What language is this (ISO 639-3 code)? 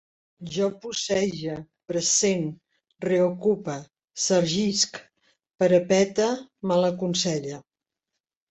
cat